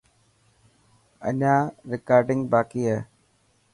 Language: Dhatki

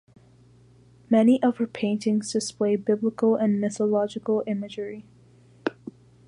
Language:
English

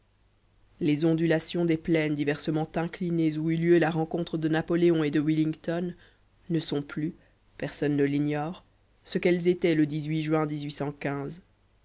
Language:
French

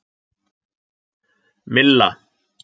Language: Icelandic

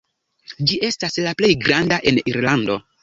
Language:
Esperanto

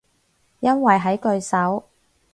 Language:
Cantonese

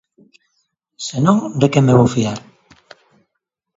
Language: Galician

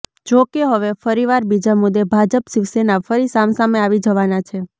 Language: Gujarati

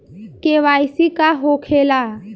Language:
Bhojpuri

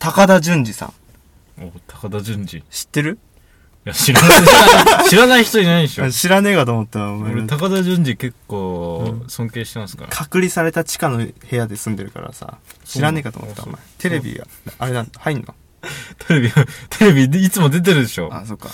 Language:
Japanese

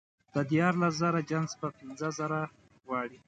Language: Pashto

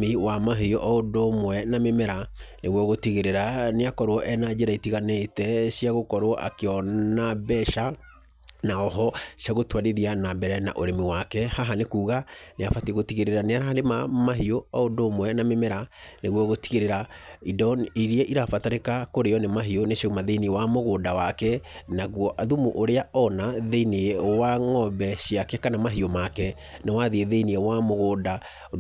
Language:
Kikuyu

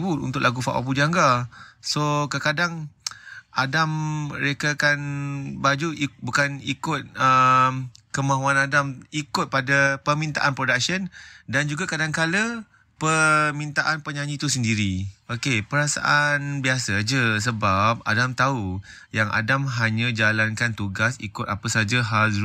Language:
Malay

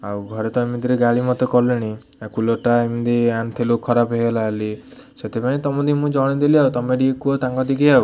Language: Odia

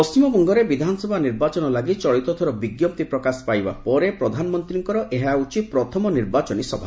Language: Odia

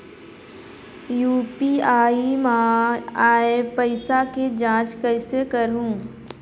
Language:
Chhattisgarhi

